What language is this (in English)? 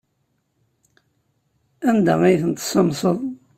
Kabyle